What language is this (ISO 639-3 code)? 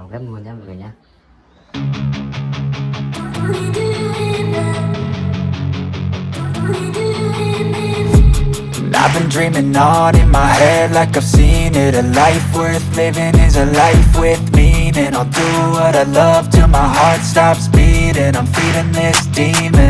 vie